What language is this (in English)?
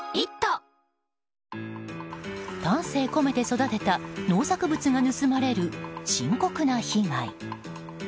Japanese